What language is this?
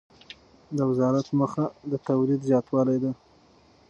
Pashto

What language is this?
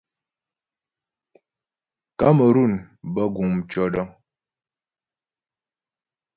Ghomala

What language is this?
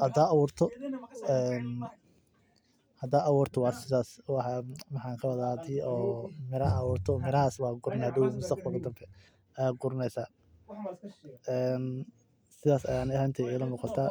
Somali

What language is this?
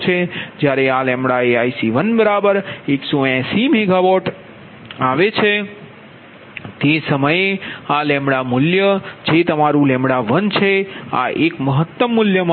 Gujarati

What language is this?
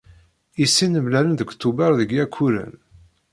Kabyle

